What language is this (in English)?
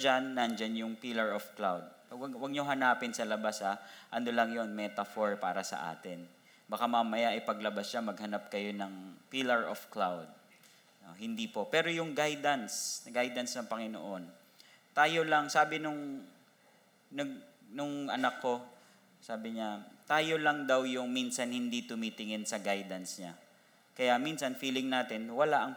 Filipino